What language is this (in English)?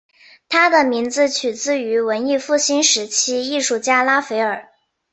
Chinese